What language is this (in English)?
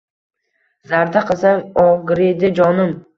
Uzbek